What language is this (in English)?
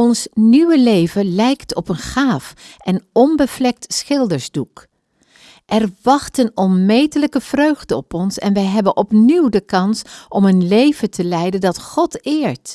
Dutch